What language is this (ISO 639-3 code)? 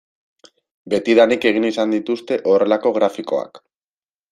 eus